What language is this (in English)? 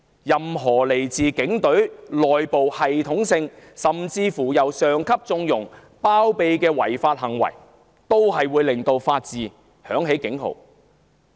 Cantonese